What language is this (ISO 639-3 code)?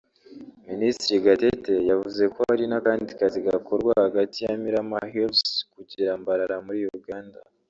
kin